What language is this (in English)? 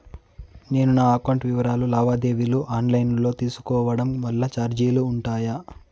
Telugu